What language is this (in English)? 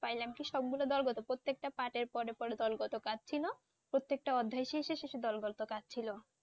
Bangla